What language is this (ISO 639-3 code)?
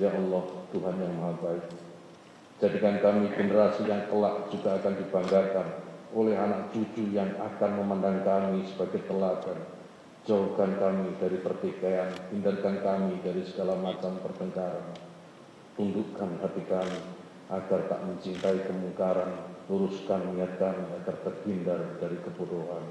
ind